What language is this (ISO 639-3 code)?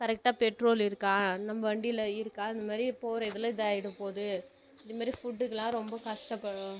tam